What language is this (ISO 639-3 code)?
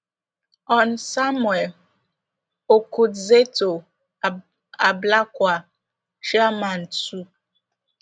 pcm